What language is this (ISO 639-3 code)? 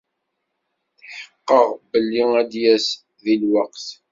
kab